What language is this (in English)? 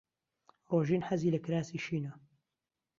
Central Kurdish